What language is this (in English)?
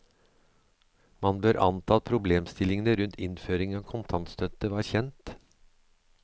Norwegian